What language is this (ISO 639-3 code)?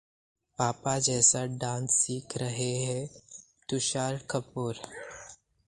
hin